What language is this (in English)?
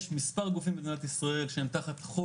Hebrew